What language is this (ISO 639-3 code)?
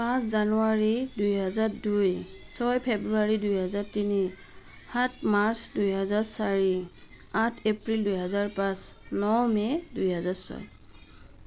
asm